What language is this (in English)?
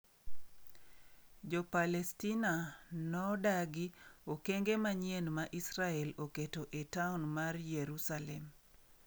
Luo (Kenya and Tanzania)